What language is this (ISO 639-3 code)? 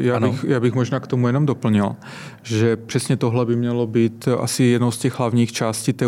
ces